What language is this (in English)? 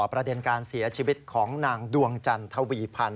Thai